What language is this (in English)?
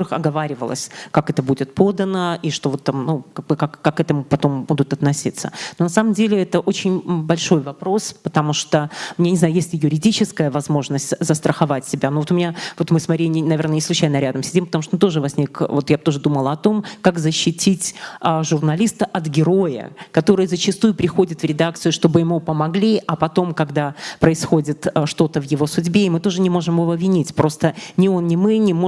Russian